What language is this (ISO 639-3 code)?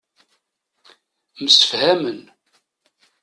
kab